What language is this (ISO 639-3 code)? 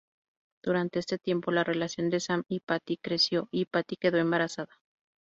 spa